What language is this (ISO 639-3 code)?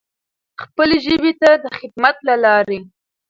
pus